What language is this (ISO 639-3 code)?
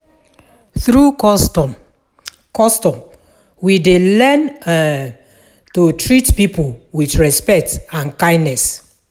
pcm